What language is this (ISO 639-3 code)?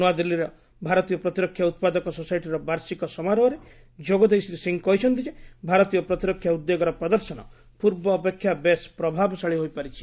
ori